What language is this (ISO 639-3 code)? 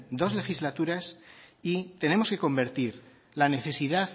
spa